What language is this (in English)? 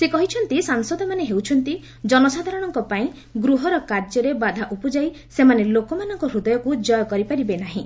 Odia